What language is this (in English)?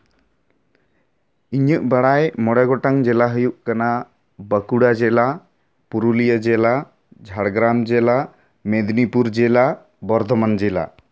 Santali